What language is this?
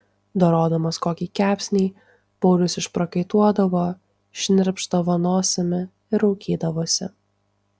Lithuanian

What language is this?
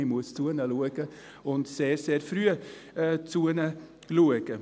Swiss German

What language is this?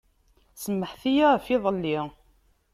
Kabyle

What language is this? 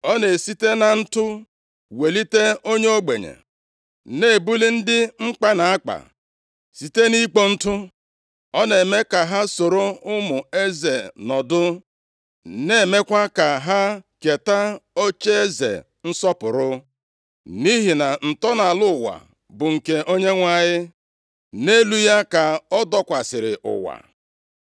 Igbo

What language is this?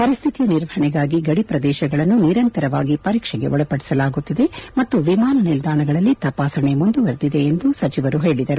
Kannada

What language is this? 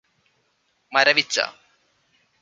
Malayalam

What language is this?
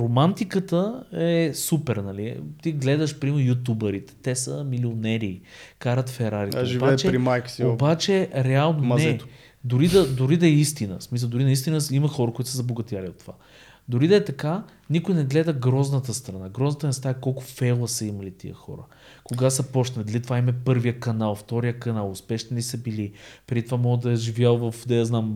Bulgarian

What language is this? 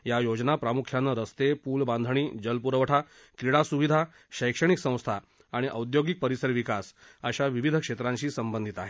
Marathi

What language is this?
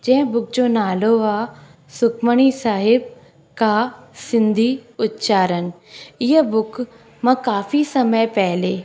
Sindhi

